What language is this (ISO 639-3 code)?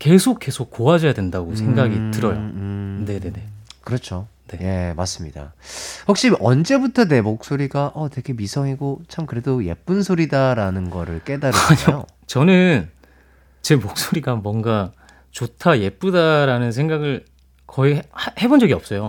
kor